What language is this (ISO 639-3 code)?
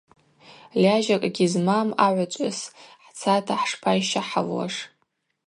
abq